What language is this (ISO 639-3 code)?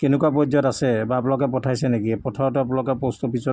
asm